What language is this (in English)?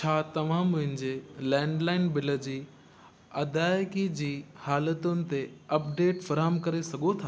Sindhi